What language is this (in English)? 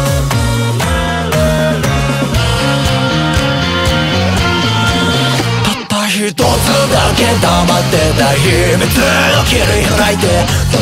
Polish